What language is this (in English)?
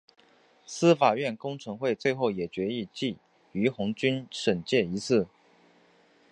Chinese